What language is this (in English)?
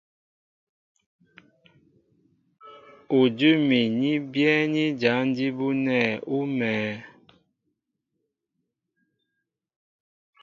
Mbo (Cameroon)